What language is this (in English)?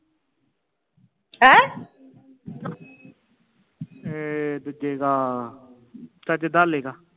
Punjabi